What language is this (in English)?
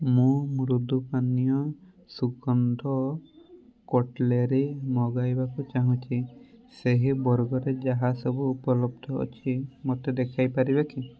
Odia